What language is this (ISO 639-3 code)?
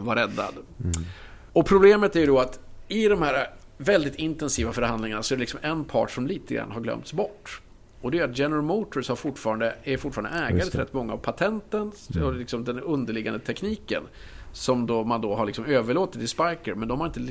swe